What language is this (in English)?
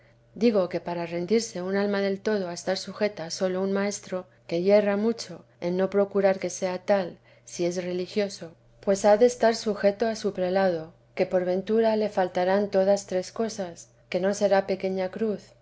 Spanish